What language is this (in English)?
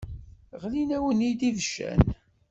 Kabyle